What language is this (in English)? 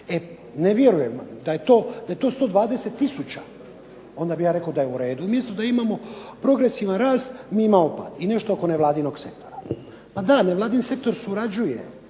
Croatian